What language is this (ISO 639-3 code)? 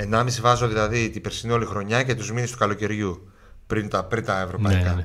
ell